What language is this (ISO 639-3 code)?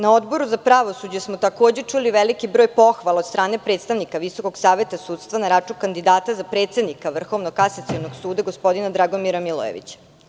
srp